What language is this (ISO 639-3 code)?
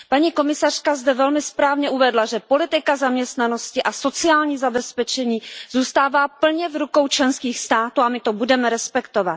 ces